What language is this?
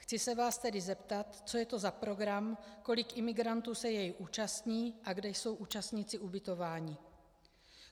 Czech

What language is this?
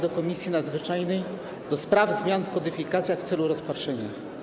Polish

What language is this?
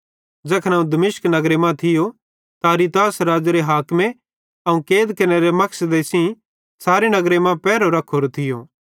Bhadrawahi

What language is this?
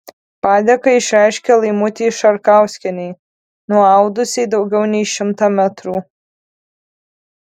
Lithuanian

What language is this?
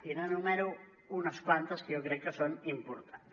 Catalan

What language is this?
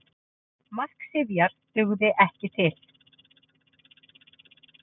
Icelandic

